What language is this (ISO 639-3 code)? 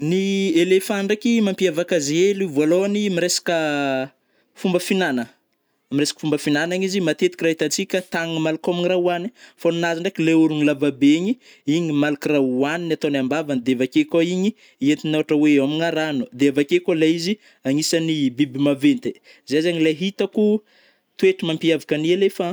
bmm